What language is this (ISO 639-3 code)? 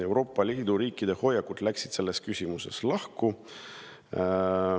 est